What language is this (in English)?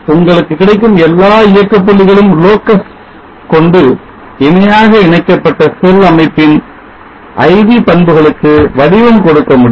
Tamil